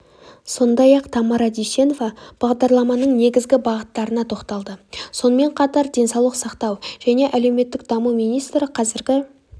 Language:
Kazakh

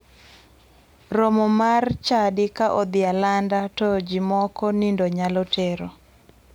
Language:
Luo (Kenya and Tanzania)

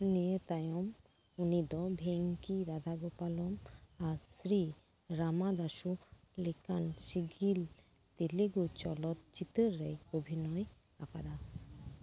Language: Santali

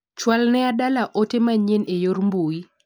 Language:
Luo (Kenya and Tanzania)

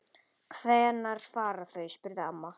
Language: Icelandic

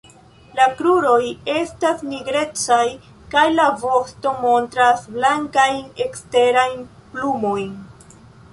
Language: Esperanto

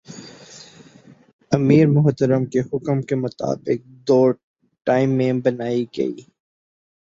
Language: Urdu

